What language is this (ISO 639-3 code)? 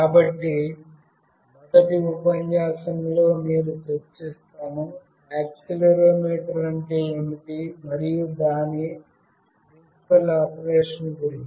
tel